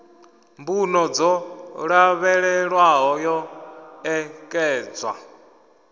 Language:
Venda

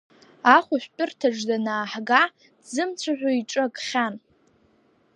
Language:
Abkhazian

